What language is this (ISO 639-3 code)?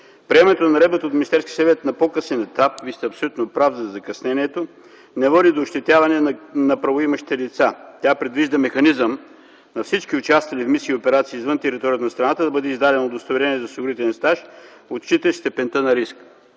bul